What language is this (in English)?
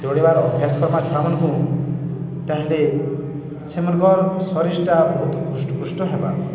Odia